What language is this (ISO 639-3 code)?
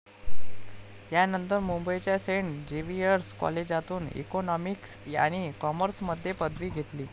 mar